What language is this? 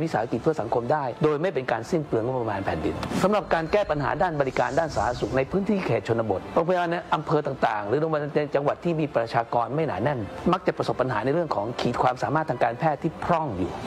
Thai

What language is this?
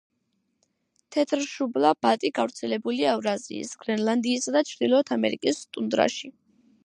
Georgian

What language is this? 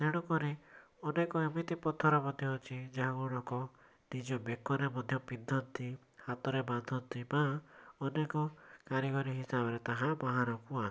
Odia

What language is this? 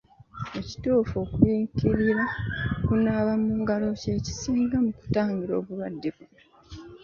Ganda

